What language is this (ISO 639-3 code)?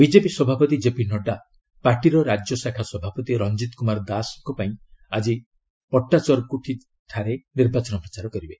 ori